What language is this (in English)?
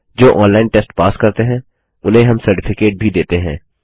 Hindi